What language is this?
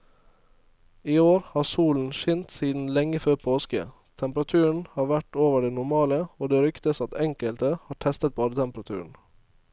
Norwegian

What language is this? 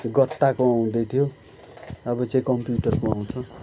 Nepali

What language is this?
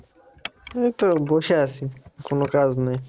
Bangla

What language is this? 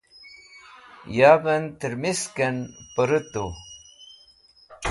Wakhi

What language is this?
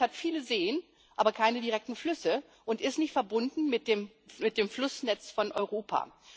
German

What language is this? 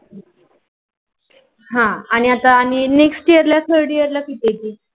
Marathi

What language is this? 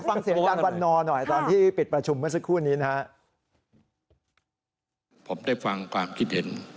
Thai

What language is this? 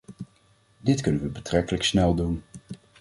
Dutch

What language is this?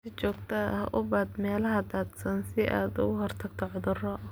Somali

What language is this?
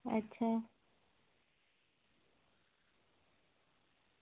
Dogri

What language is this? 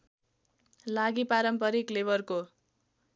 Nepali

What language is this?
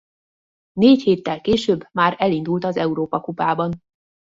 Hungarian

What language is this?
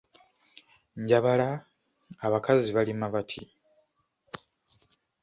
Ganda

